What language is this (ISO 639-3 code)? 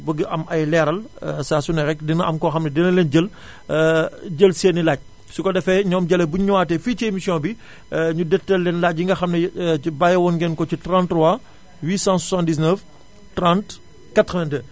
wol